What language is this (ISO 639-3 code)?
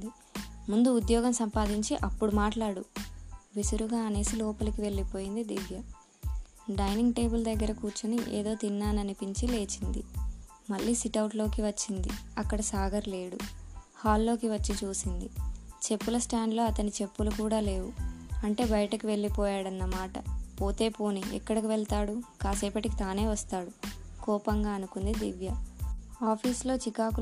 tel